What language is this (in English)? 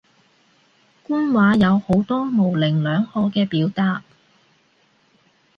Cantonese